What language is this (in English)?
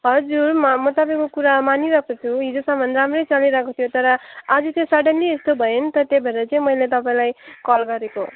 Nepali